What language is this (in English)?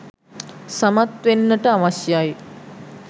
Sinhala